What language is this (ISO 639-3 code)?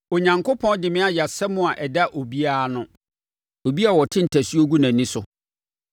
aka